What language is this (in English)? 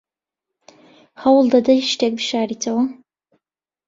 Central Kurdish